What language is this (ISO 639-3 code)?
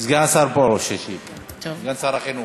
heb